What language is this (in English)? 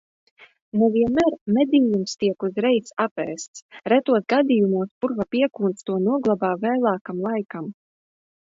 Latvian